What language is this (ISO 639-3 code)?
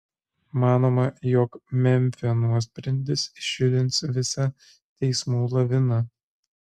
lit